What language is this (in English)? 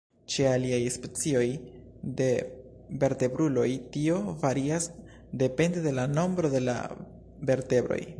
Esperanto